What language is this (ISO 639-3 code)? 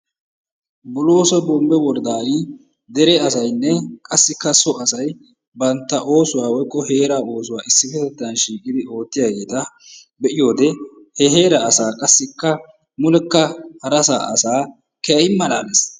wal